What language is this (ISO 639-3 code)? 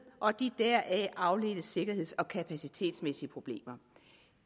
dan